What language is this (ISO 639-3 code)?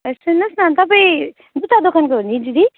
nep